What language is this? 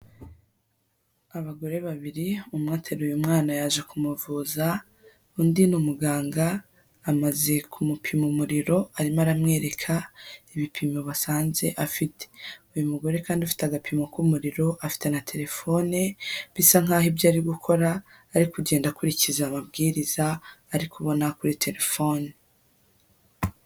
Kinyarwanda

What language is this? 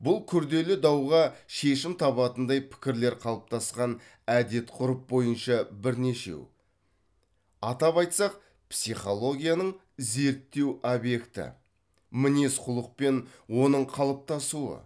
Kazakh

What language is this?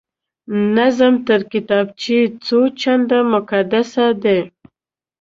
Pashto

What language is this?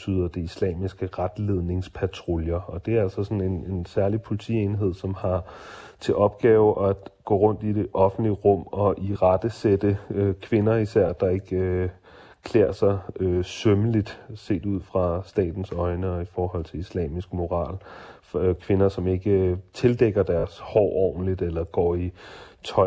Danish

